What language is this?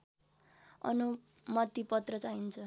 Nepali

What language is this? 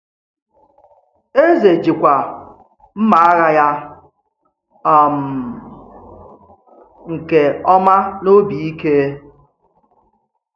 Igbo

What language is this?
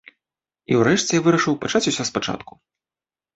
Belarusian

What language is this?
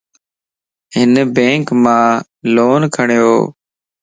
Lasi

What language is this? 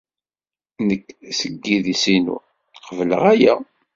Kabyle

